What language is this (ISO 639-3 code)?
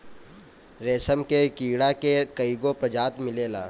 bho